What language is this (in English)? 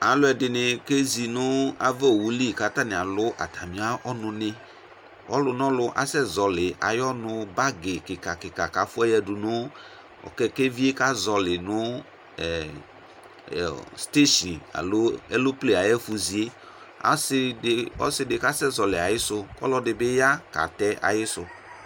Ikposo